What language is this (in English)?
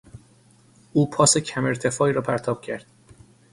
Persian